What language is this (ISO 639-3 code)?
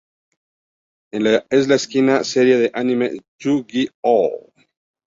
spa